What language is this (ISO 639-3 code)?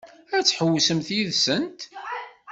kab